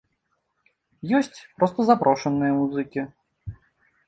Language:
Belarusian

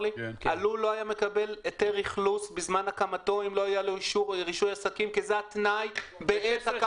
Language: Hebrew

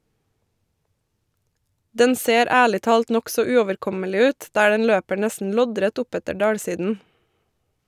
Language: Norwegian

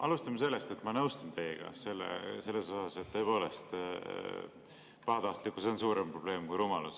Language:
Estonian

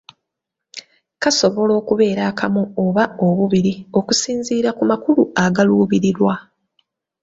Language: Ganda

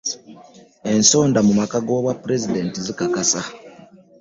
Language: Ganda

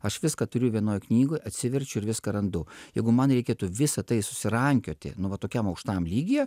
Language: Lithuanian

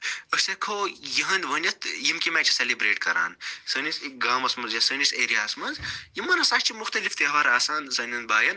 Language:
Kashmiri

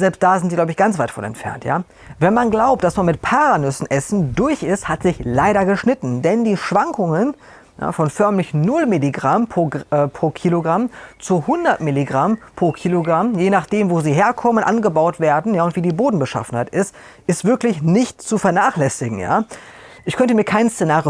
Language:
German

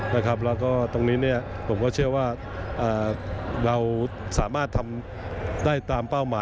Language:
Thai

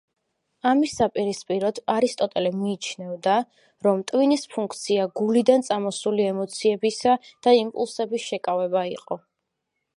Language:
Georgian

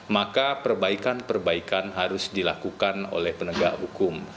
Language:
Indonesian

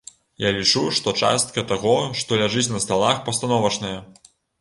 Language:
Belarusian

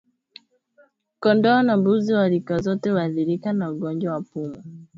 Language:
Swahili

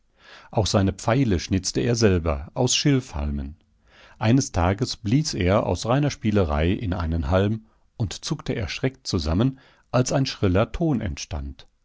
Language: German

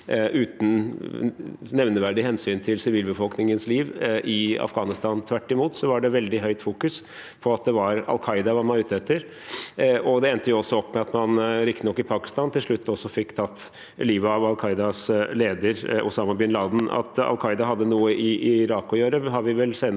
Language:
Norwegian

